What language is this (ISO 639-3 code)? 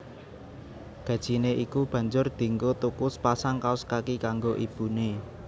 jav